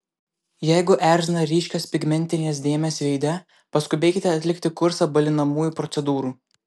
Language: Lithuanian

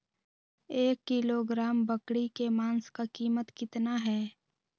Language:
Magahi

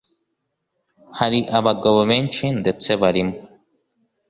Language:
Kinyarwanda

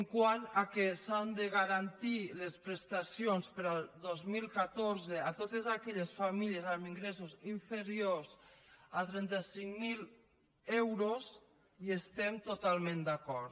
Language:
Catalan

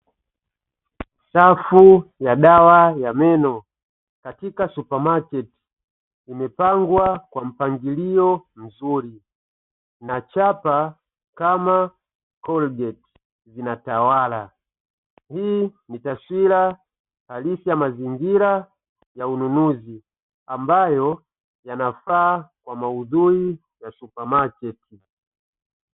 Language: Swahili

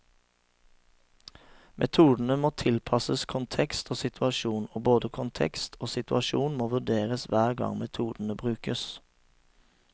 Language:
Norwegian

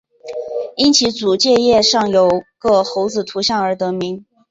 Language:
Chinese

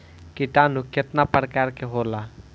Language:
Bhojpuri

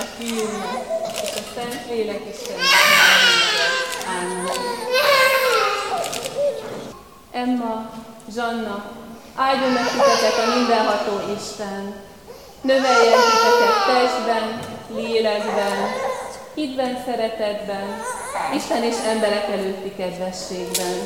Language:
Hungarian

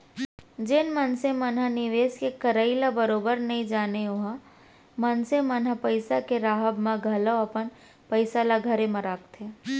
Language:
Chhattisgarhi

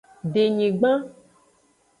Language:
Aja (Benin)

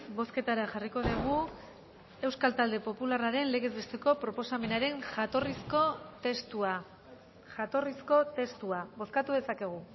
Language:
Basque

